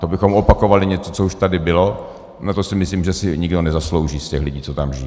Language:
Czech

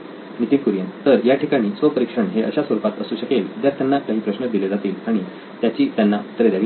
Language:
Marathi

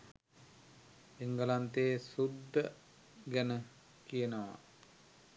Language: Sinhala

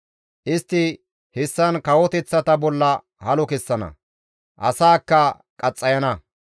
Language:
Gamo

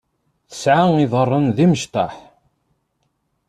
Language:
Kabyle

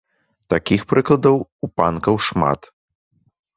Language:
Belarusian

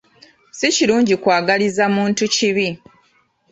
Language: Ganda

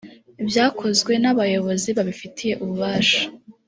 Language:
Kinyarwanda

